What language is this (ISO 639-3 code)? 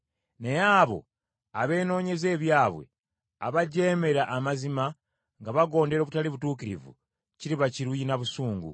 lug